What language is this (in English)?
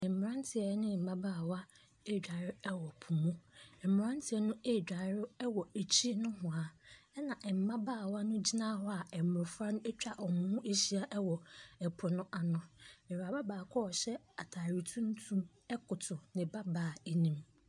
Akan